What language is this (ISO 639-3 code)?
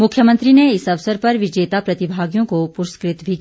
hin